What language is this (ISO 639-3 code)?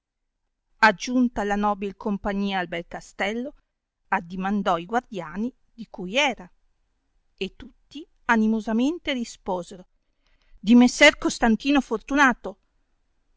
ita